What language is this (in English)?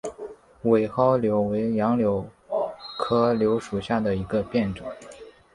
Chinese